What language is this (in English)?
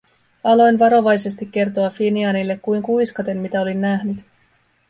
Finnish